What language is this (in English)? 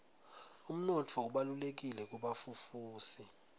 Swati